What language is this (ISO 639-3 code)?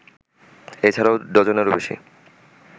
ben